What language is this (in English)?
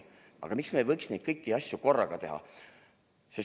Estonian